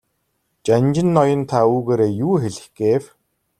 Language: Mongolian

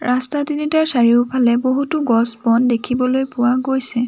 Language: Assamese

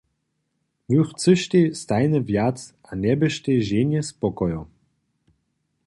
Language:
Upper Sorbian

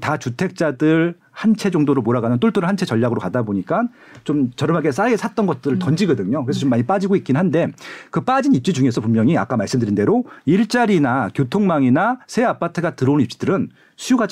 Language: Korean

